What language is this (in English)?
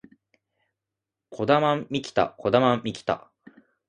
Japanese